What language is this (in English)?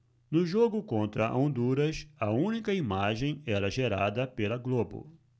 Portuguese